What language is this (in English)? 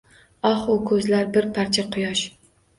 Uzbek